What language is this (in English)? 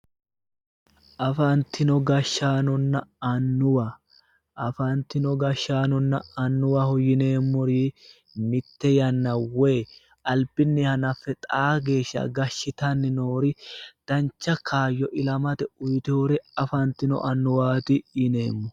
Sidamo